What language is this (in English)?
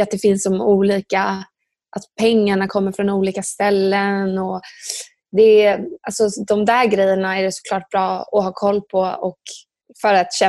Swedish